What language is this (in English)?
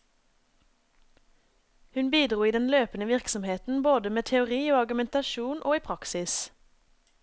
Norwegian